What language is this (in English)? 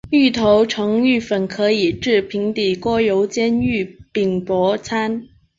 Chinese